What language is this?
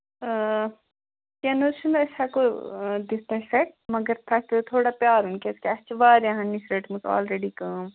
Kashmiri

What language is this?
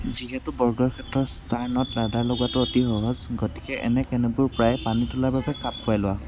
Assamese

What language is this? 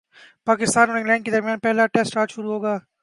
Urdu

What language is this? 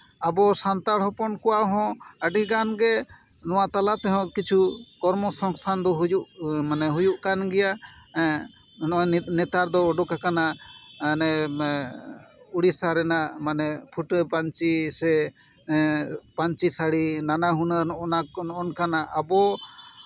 Santali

